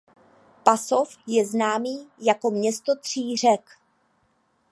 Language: Czech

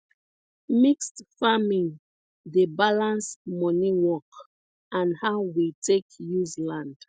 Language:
Nigerian Pidgin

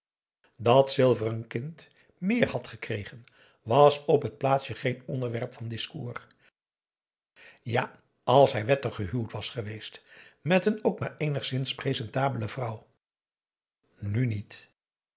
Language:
Dutch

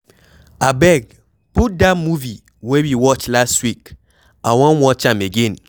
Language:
Nigerian Pidgin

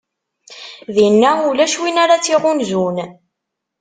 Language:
Kabyle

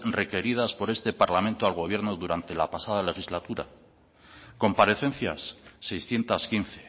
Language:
Spanish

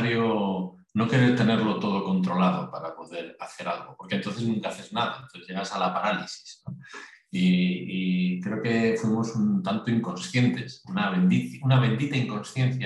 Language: Spanish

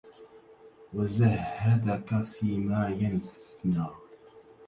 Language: Arabic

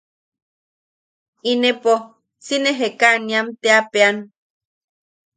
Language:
Yaqui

